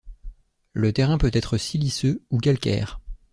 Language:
French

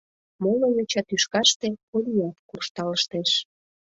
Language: Mari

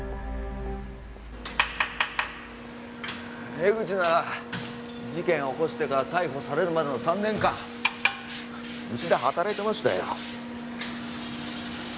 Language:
Japanese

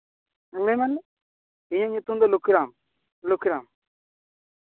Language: Santali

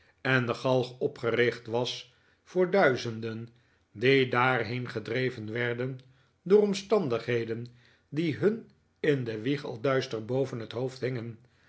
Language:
Dutch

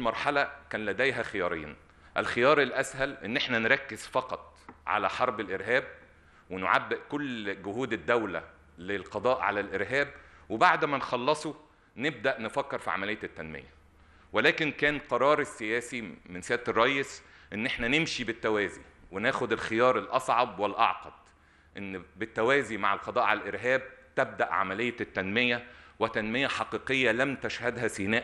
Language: Arabic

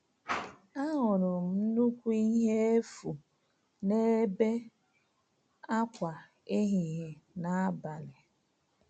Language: Igbo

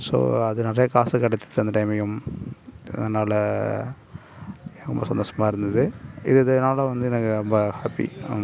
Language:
Tamil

